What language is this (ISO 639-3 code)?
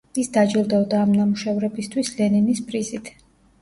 kat